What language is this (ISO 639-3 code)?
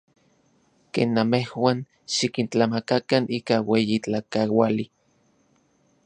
ncx